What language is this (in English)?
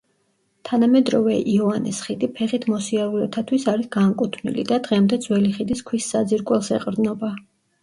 Georgian